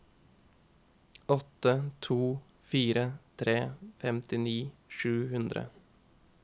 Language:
Norwegian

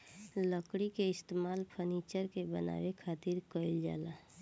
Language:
Bhojpuri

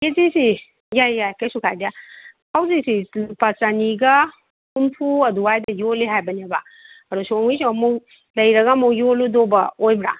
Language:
Manipuri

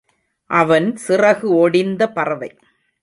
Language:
Tamil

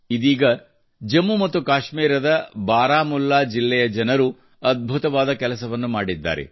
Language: Kannada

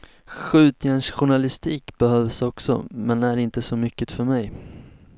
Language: Swedish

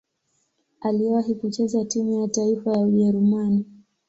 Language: Swahili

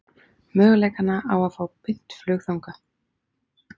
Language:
Icelandic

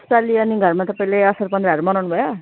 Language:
Nepali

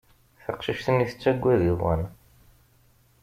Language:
Kabyle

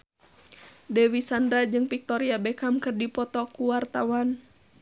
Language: Sundanese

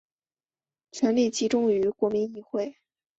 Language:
Chinese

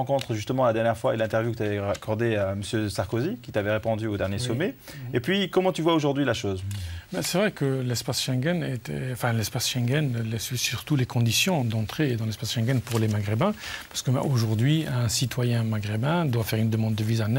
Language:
French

